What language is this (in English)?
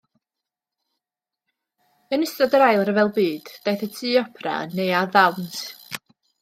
Welsh